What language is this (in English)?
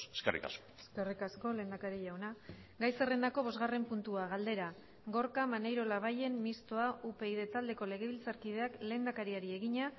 Basque